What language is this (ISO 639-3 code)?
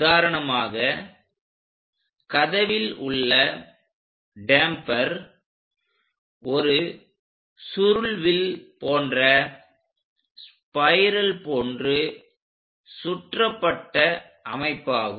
tam